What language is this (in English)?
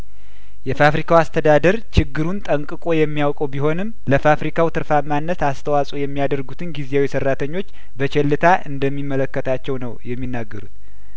Amharic